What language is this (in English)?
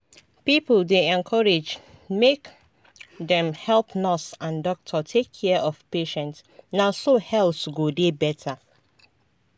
Nigerian Pidgin